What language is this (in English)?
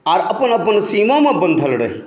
Maithili